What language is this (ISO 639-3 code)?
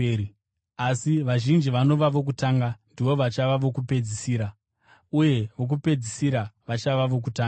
sna